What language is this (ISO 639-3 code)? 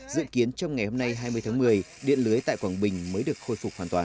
vie